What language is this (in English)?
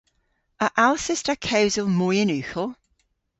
Cornish